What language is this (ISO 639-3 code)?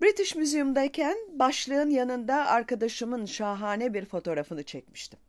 tur